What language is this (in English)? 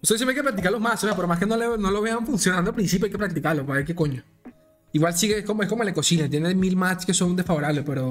Spanish